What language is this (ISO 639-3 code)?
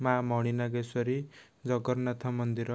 ori